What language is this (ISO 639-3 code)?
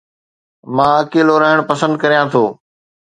snd